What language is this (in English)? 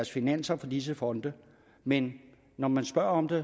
Danish